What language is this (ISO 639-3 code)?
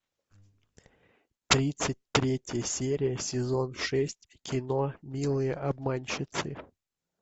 rus